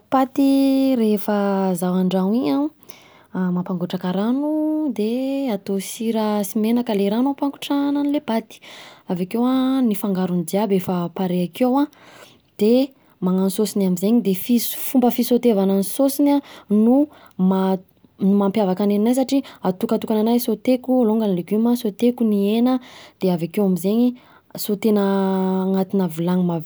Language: Southern Betsimisaraka Malagasy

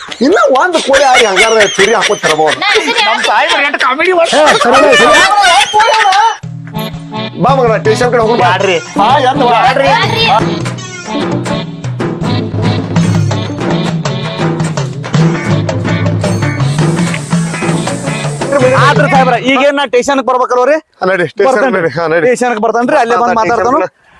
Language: Kannada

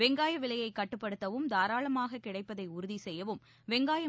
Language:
Tamil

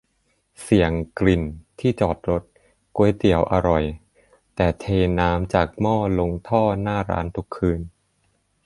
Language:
Thai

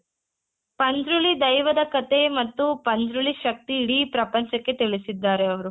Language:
Kannada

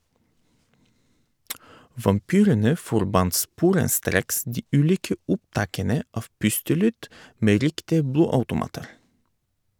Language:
Norwegian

